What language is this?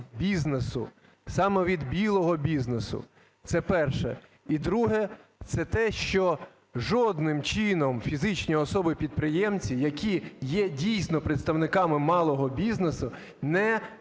Ukrainian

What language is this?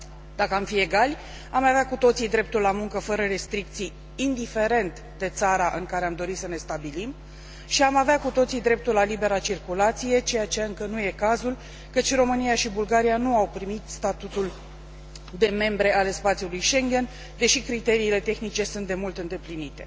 Romanian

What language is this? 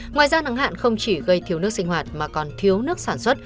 Vietnamese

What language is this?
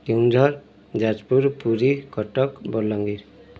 Odia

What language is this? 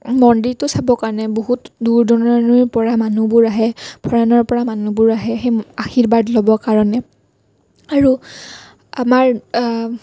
Assamese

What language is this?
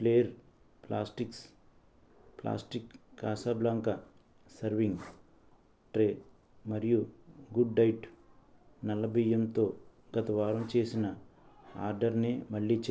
Telugu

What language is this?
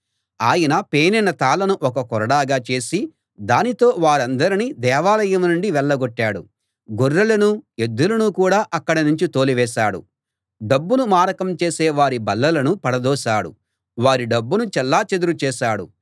Telugu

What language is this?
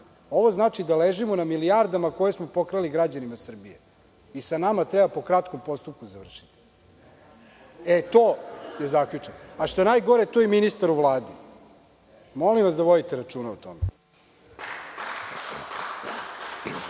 Serbian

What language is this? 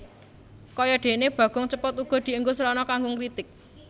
Javanese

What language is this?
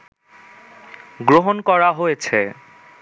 Bangla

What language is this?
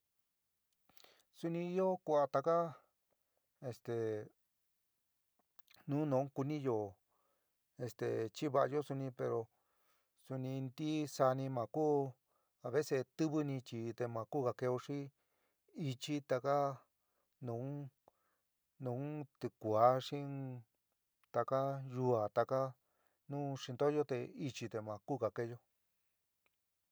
San Miguel El Grande Mixtec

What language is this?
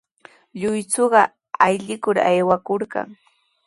Sihuas Ancash Quechua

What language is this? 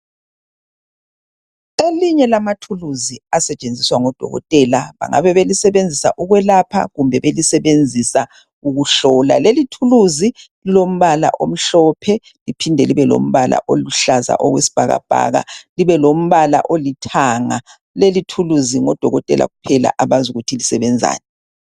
North Ndebele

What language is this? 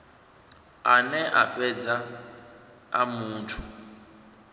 Venda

